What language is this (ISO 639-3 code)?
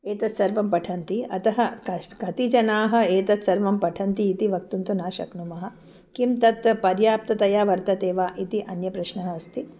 san